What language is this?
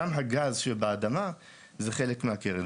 Hebrew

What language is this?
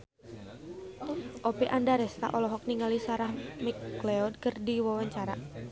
Sundanese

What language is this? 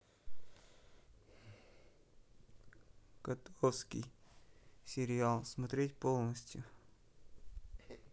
Russian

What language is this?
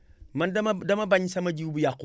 Wolof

